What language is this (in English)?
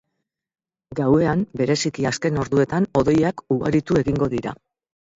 Basque